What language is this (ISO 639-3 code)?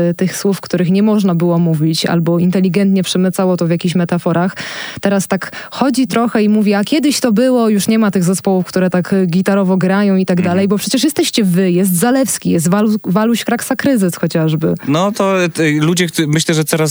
pol